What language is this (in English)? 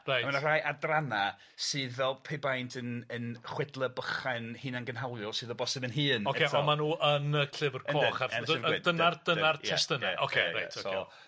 Welsh